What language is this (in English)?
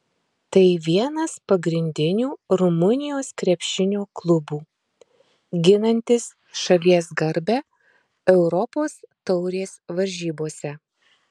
Lithuanian